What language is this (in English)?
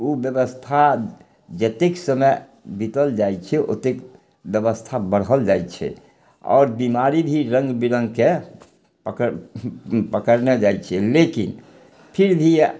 Maithili